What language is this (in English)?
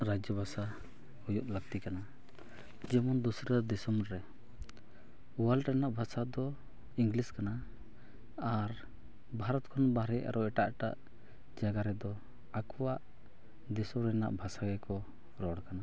Santali